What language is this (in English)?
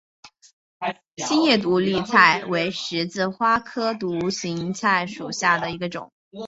Chinese